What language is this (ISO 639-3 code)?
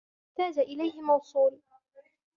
ara